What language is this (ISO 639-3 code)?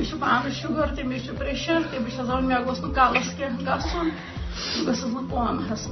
urd